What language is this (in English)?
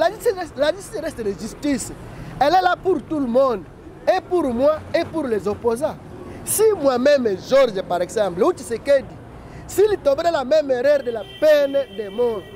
French